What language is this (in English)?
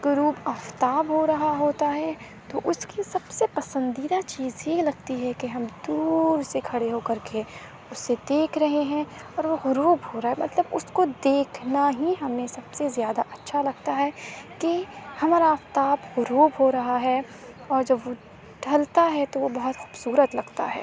Urdu